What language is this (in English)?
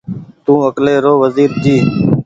Goaria